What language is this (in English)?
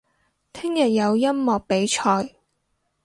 Cantonese